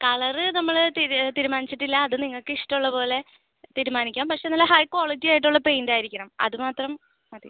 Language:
Malayalam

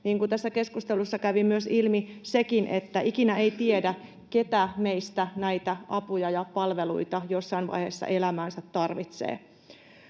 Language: Finnish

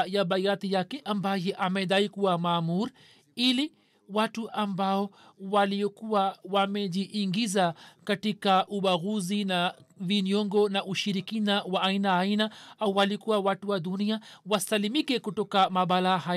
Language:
Swahili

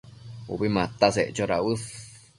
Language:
Matsés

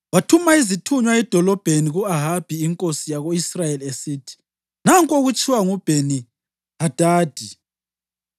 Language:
North Ndebele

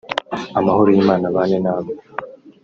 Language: Kinyarwanda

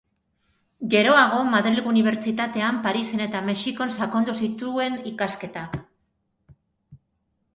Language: Basque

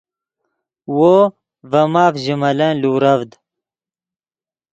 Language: Yidgha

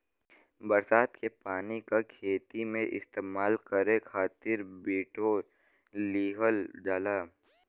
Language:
Bhojpuri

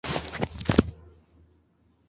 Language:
Chinese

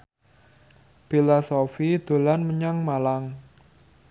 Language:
Javanese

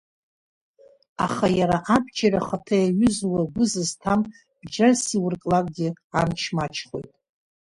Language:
Abkhazian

